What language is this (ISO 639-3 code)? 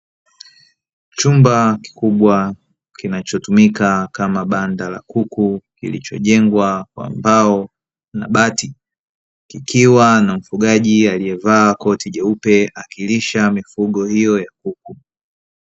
swa